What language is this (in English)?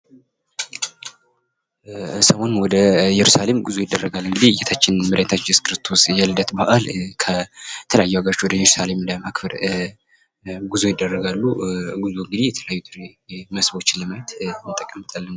Amharic